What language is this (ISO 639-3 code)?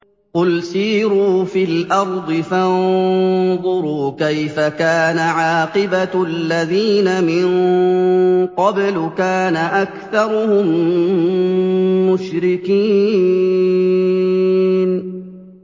ara